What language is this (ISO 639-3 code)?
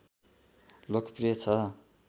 nep